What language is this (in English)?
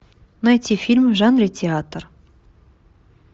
Russian